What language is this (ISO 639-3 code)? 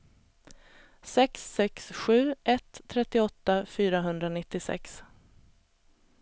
swe